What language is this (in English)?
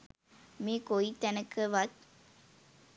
Sinhala